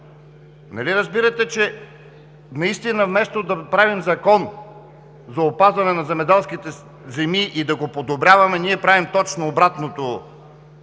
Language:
Bulgarian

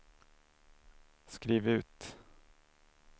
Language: Swedish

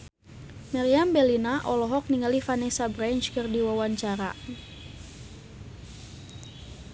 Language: Sundanese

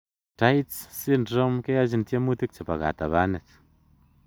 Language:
Kalenjin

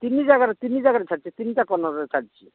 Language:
Odia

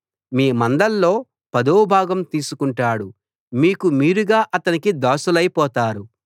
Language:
Telugu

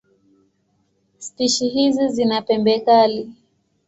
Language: Swahili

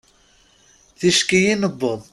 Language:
Kabyle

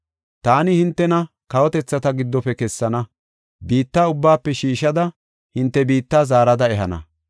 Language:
Gofa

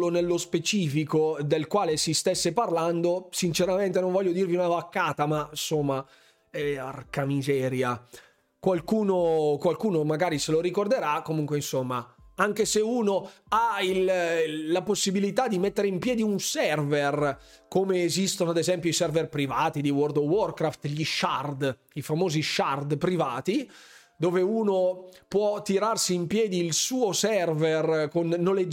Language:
Italian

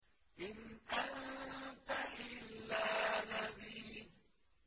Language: Arabic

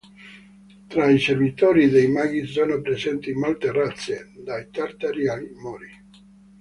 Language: Italian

